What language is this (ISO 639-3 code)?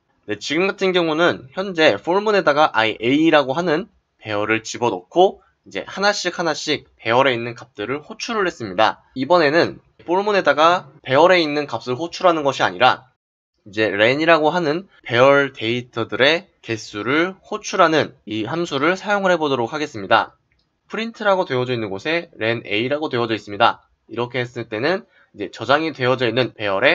kor